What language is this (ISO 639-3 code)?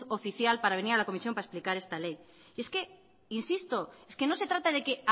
spa